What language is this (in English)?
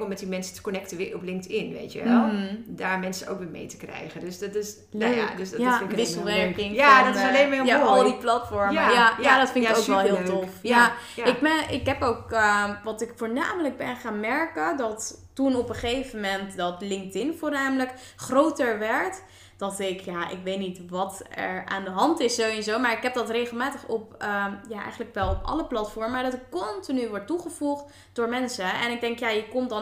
Dutch